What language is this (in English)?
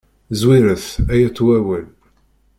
Kabyle